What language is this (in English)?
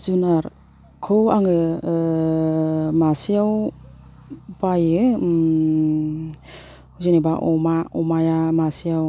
Bodo